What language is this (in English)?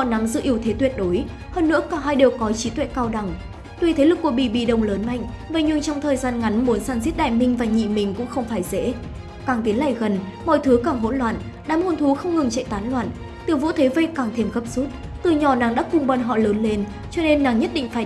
Vietnamese